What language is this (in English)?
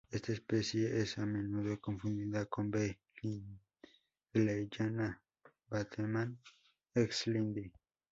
Spanish